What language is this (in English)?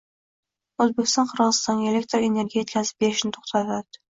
Uzbek